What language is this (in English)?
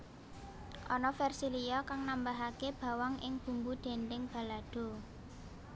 Javanese